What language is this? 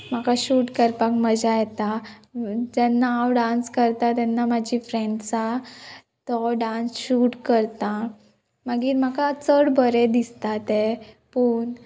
Konkani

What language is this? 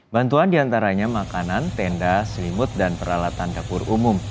Indonesian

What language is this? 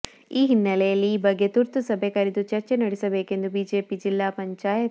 Kannada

